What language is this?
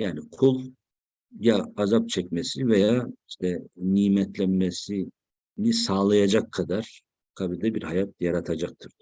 Turkish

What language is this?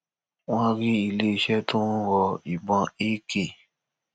Yoruba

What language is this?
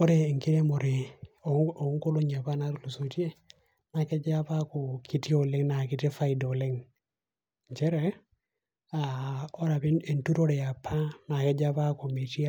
Masai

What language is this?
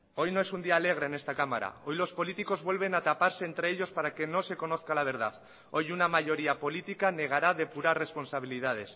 Spanish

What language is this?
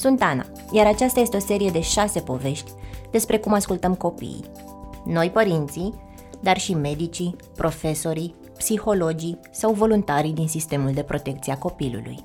Romanian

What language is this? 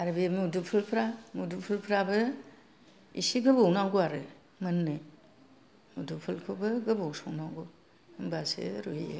Bodo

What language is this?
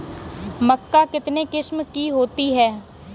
Hindi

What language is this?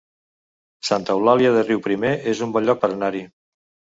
Catalan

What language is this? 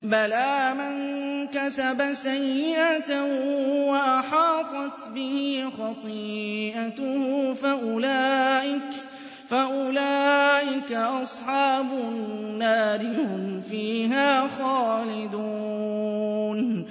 Arabic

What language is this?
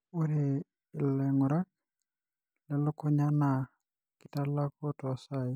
Masai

